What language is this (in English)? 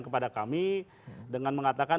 Indonesian